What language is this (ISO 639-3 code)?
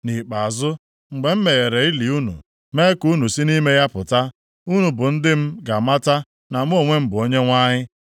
ibo